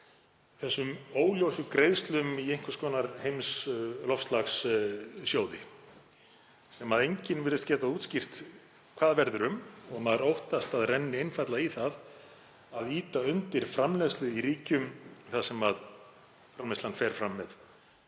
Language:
Icelandic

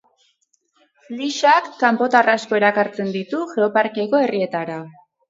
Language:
Basque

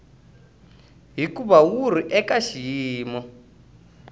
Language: Tsonga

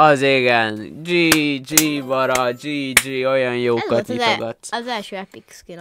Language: Hungarian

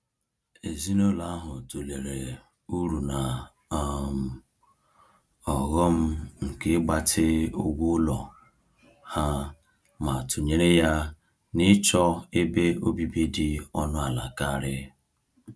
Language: Igbo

